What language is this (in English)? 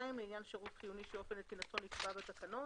Hebrew